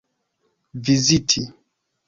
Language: Esperanto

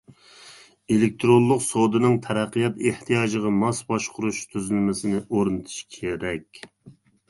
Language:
Uyghur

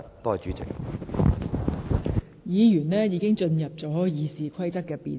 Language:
Cantonese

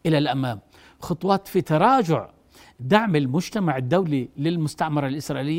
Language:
Arabic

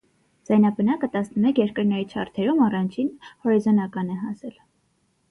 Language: Armenian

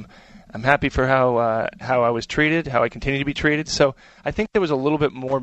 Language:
English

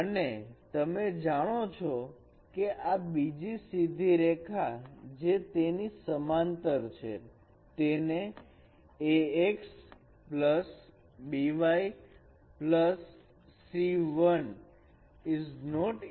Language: Gujarati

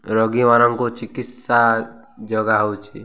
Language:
Odia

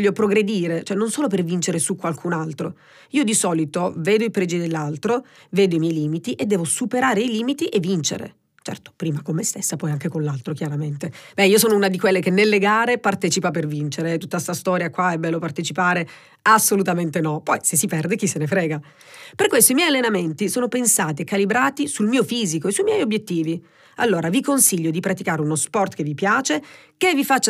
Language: Italian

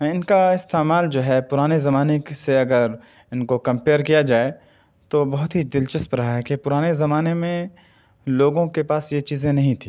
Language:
Urdu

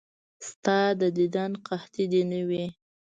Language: Pashto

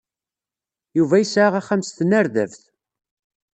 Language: Kabyle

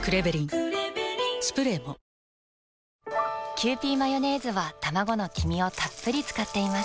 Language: Japanese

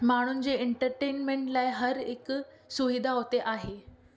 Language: Sindhi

